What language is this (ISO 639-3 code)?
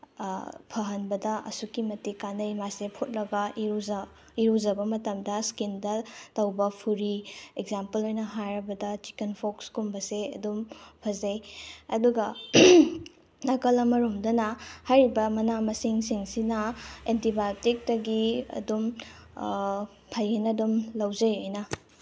mni